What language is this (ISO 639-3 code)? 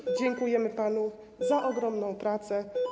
pol